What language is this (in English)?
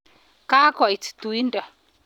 Kalenjin